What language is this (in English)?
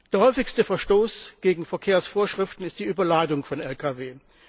German